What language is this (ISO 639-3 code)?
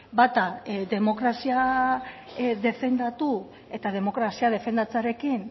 eus